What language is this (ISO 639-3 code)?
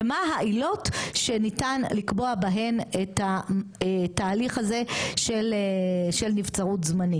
heb